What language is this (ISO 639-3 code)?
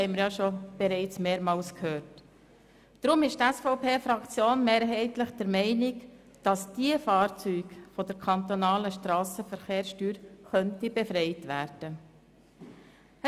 gsw